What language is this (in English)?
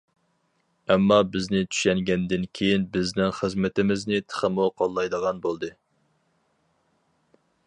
Uyghur